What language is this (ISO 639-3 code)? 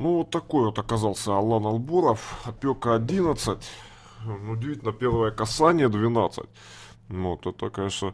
rus